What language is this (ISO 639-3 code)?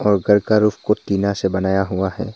hin